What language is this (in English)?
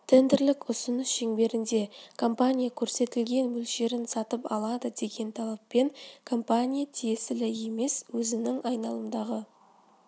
Kazakh